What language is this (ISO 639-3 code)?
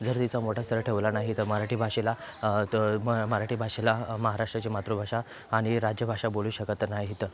mar